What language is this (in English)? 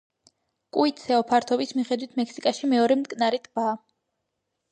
Georgian